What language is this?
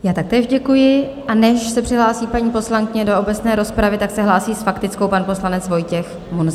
Czech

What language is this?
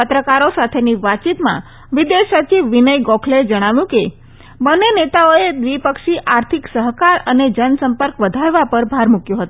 Gujarati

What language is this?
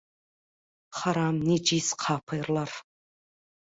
Turkmen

